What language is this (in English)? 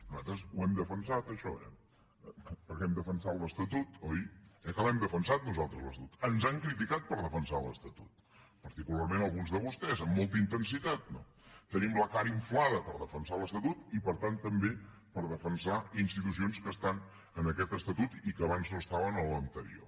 Catalan